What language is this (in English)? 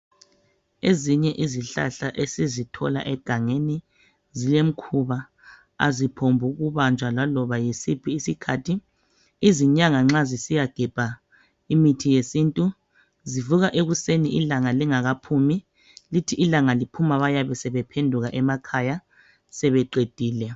North Ndebele